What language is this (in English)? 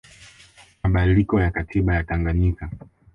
Swahili